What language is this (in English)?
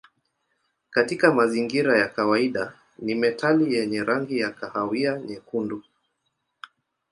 Swahili